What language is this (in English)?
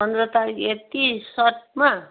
Nepali